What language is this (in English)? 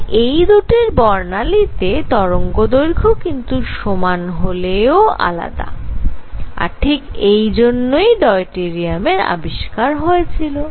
Bangla